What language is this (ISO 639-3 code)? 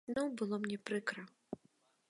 bel